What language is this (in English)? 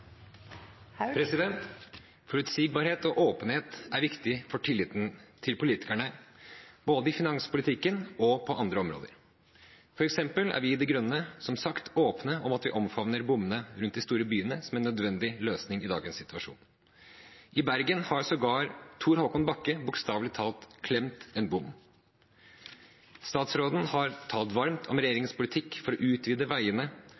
Norwegian Bokmål